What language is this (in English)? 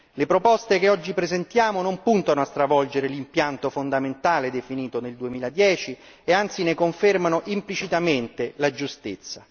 Italian